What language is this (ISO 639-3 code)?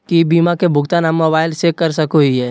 mag